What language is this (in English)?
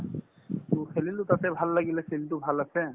Assamese